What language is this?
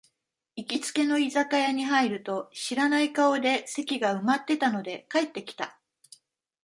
Japanese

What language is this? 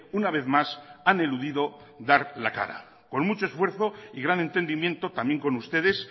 Spanish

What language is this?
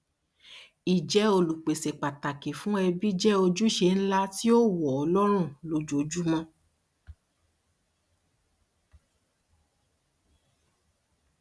Yoruba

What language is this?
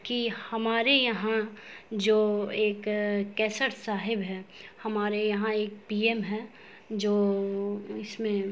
Urdu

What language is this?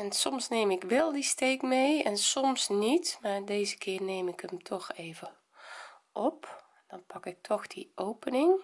Dutch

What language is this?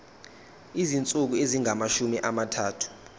Zulu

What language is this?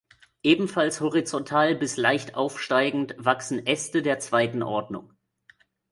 German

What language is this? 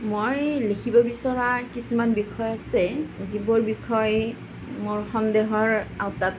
Assamese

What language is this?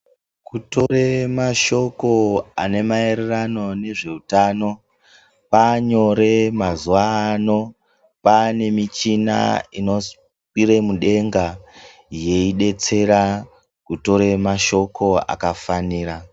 Ndau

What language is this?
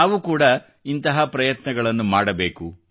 Kannada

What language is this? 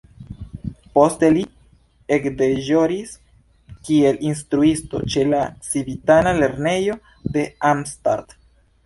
Esperanto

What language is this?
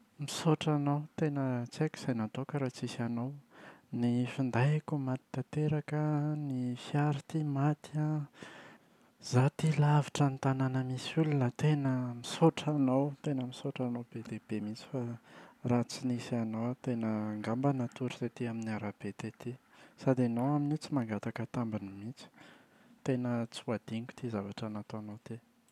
Malagasy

